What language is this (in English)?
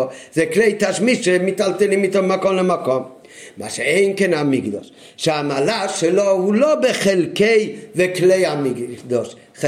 Hebrew